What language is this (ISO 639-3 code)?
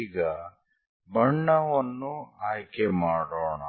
kan